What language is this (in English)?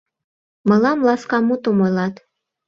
Mari